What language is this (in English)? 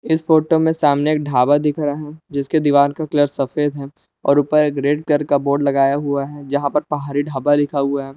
Hindi